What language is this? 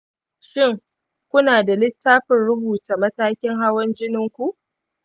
Hausa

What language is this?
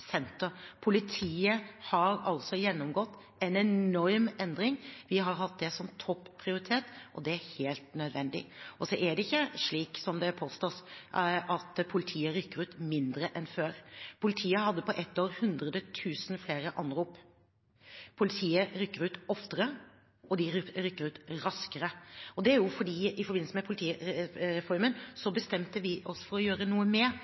Norwegian Bokmål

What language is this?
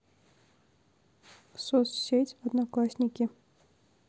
Russian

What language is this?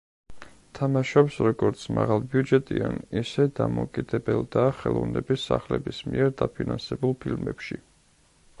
Georgian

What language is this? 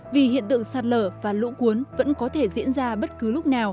Vietnamese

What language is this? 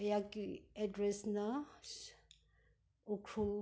Manipuri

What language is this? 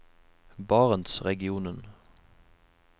Norwegian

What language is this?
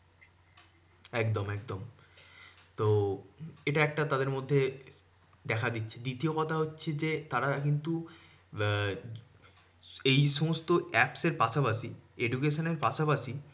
Bangla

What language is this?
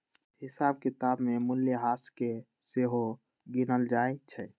Magahi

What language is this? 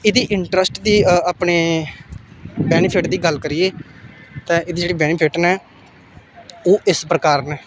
Dogri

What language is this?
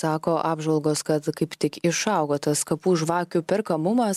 Lithuanian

